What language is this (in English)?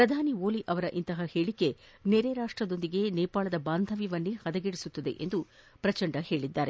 Kannada